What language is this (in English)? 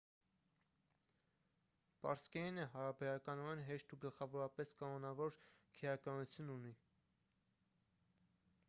Armenian